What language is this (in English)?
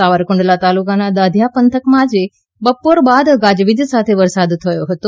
Gujarati